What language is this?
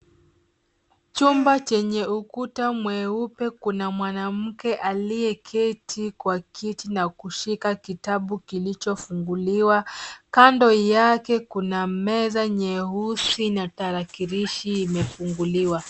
Swahili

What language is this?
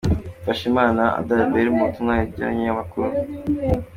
Kinyarwanda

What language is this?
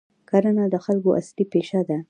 Pashto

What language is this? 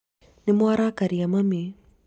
Kikuyu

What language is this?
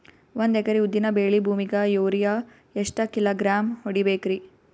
Kannada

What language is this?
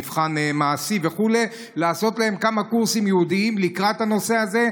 Hebrew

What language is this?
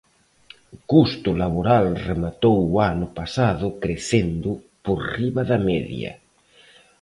Galician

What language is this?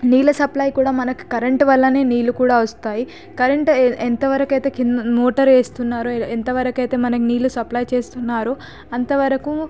Telugu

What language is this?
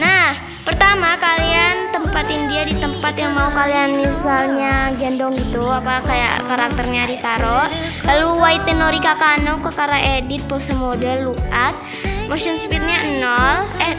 Indonesian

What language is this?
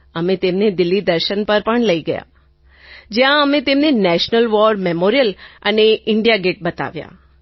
Gujarati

